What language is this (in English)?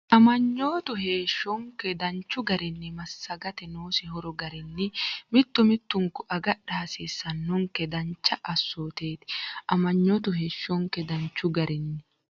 Sidamo